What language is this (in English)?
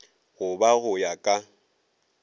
Northern Sotho